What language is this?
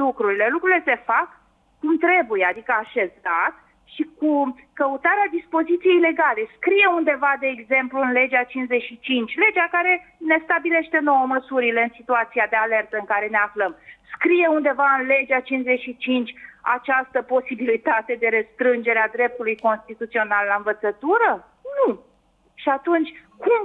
Romanian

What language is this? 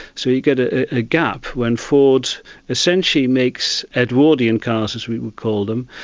English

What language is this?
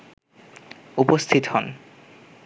Bangla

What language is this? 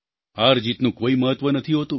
Gujarati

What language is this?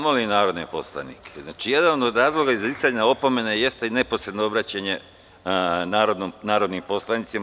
Serbian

